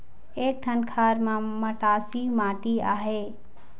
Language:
Chhattisgarhi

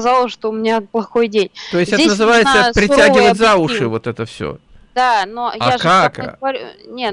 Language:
Russian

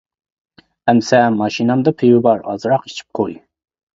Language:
Uyghur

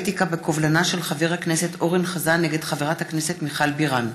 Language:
Hebrew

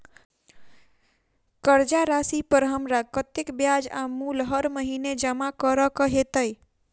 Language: Maithili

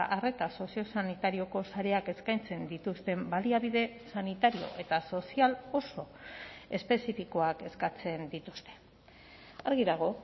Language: Basque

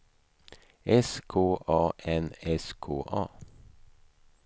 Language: Swedish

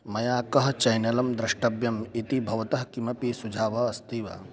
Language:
Sanskrit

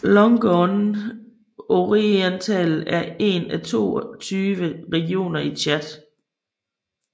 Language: Danish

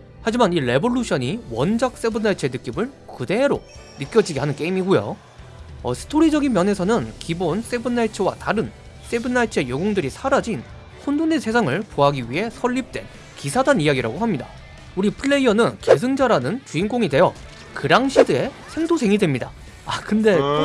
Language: Korean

